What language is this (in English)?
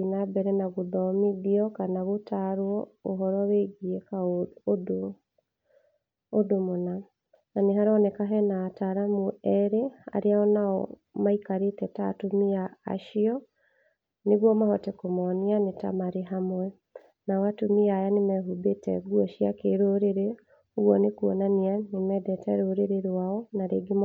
Kikuyu